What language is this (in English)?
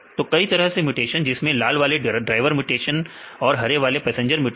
Hindi